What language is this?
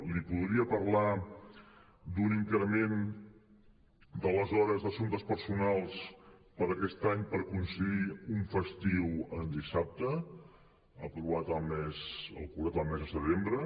Catalan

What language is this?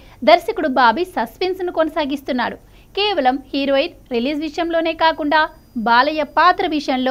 Telugu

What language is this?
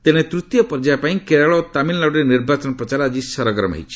Odia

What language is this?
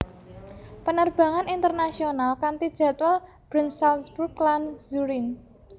Javanese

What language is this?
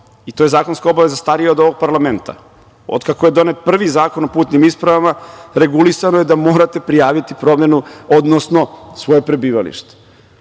Serbian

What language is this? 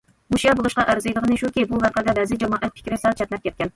Uyghur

